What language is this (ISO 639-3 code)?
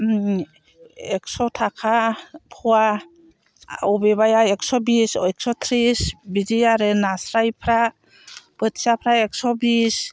brx